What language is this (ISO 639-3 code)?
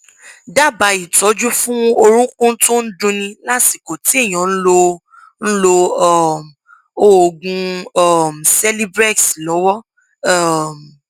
yor